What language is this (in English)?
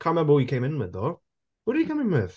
English